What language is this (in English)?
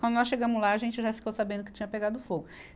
Portuguese